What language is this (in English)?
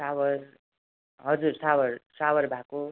Nepali